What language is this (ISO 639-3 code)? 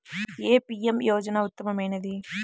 tel